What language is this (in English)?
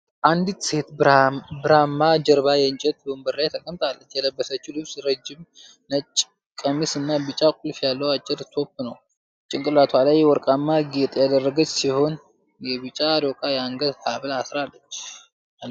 Amharic